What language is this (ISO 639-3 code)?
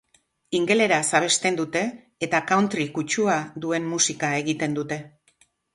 eus